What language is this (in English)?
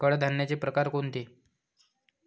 Marathi